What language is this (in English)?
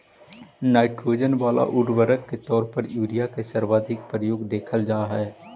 Magahi